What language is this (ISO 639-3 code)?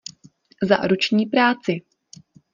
ces